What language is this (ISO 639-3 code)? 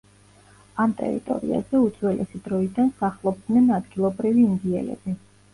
kat